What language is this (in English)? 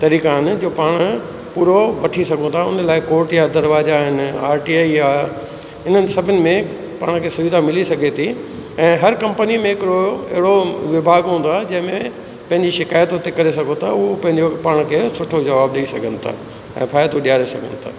Sindhi